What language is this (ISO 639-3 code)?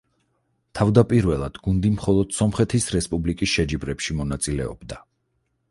kat